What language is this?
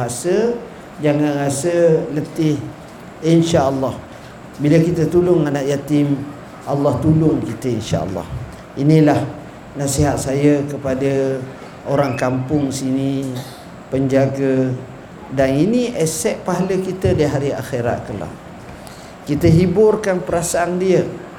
Malay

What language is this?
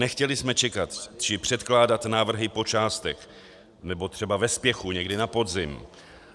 Czech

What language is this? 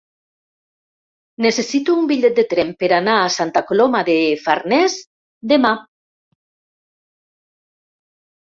Catalan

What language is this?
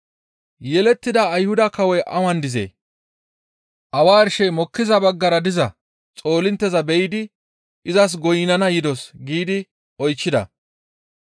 Gamo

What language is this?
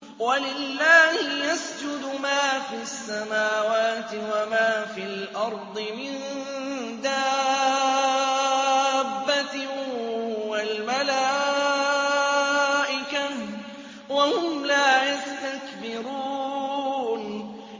Arabic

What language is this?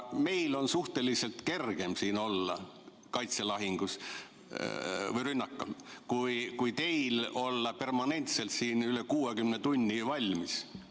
Estonian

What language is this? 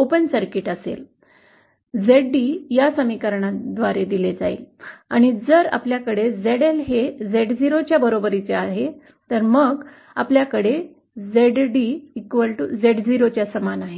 Marathi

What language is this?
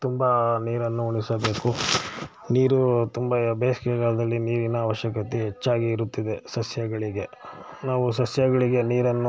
Kannada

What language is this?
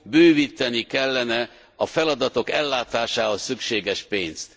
Hungarian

